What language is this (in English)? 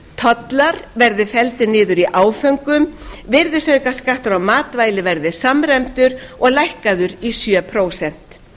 Icelandic